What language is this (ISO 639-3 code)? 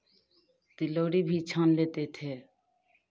hin